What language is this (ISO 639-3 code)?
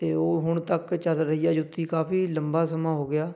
pan